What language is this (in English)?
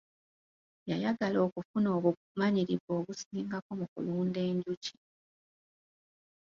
Ganda